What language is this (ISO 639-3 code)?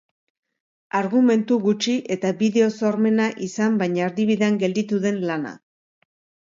eus